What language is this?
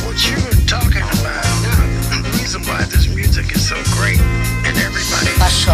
Greek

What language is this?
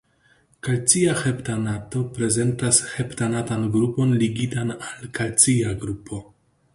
Esperanto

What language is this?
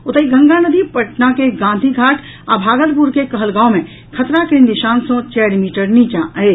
Maithili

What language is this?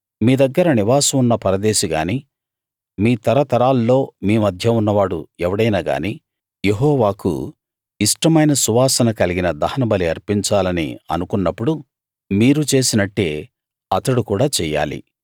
Telugu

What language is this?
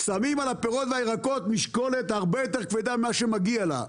Hebrew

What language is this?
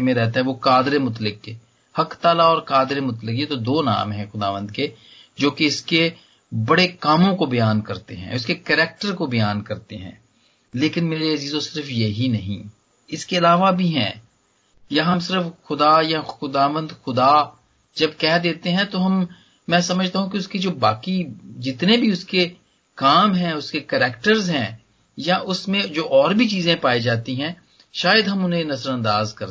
Hindi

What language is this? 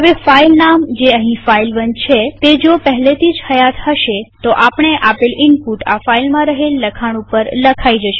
Gujarati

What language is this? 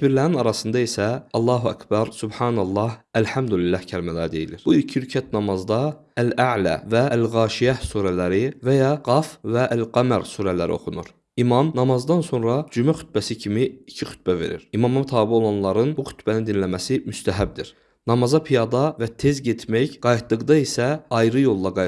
Turkish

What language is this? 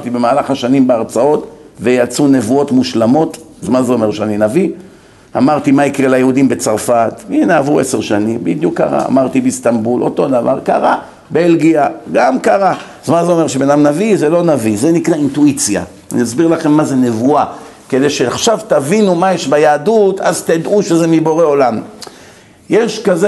Hebrew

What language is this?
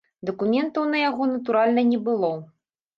Belarusian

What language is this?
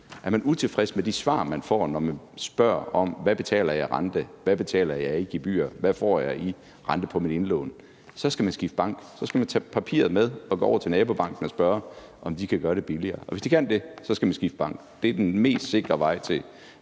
Danish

